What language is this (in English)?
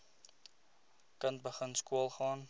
Afrikaans